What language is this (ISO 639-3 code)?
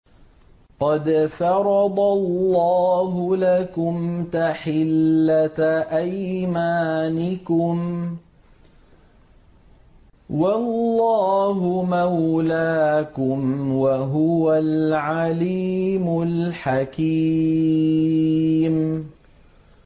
ara